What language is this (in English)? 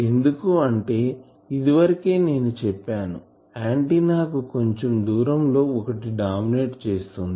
Telugu